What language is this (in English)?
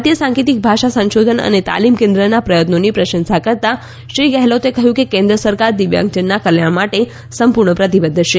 Gujarati